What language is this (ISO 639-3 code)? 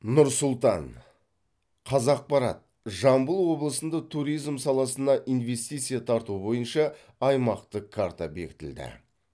kaz